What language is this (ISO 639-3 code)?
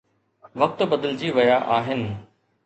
snd